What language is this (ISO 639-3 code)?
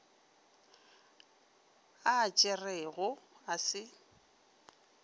nso